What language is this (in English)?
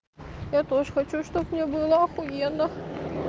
Russian